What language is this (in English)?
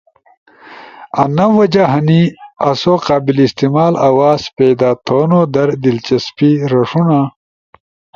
Ushojo